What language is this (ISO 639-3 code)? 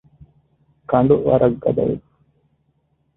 div